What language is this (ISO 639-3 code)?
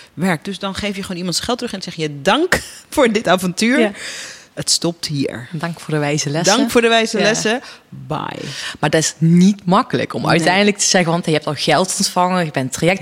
nld